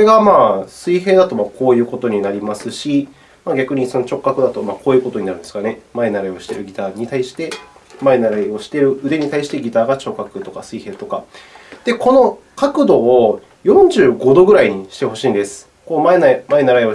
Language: Japanese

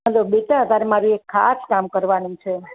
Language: Gujarati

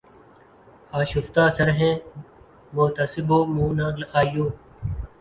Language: Urdu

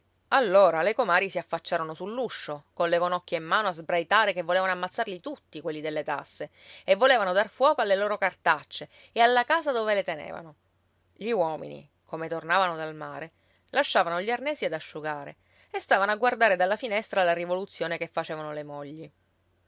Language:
Italian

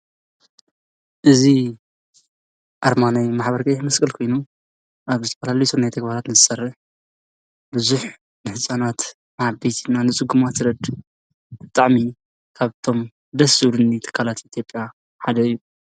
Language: Tigrinya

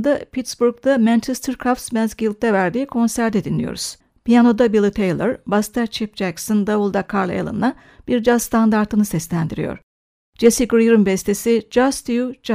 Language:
Turkish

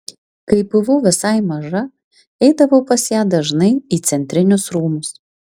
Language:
Lithuanian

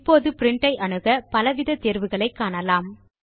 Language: Tamil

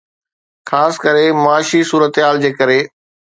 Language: Sindhi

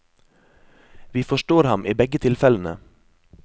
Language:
Norwegian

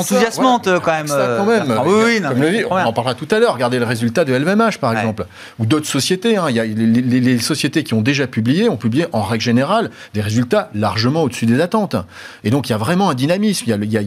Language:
French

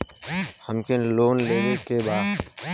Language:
Bhojpuri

